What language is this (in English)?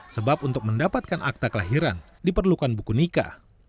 Indonesian